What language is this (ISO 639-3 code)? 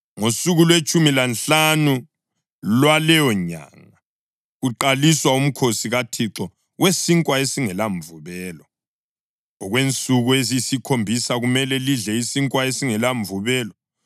nde